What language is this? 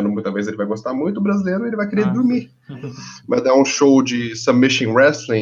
Portuguese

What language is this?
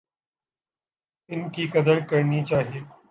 Urdu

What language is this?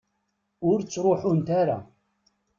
Kabyle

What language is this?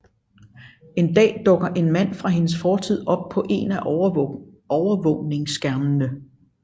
Danish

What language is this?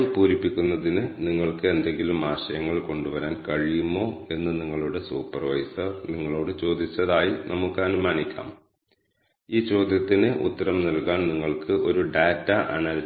Malayalam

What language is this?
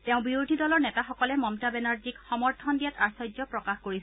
Assamese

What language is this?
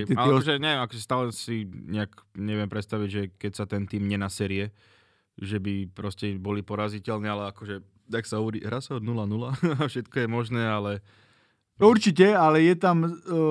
Slovak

